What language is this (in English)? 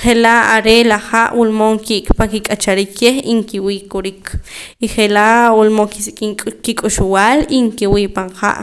Poqomam